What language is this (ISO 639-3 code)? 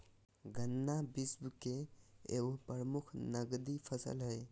mag